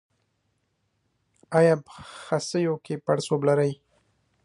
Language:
Pashto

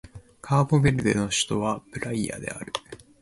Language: Japanese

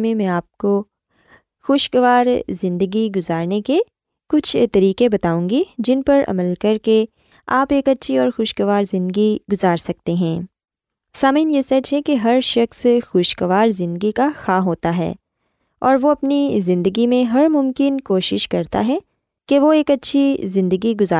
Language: Urdu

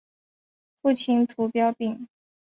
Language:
Chinese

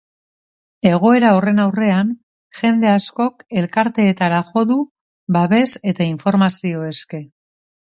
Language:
Basque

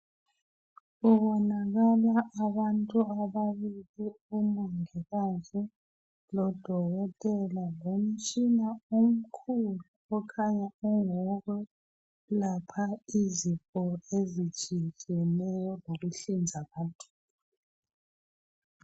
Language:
North Ndebele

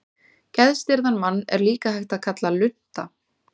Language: Icelandic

